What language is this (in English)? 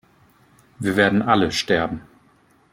German